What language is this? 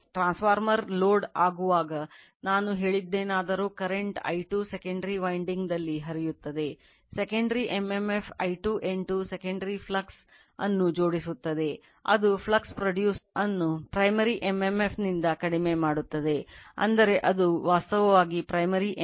Kannada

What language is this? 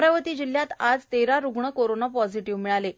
Marathi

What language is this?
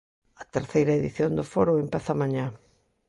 Galician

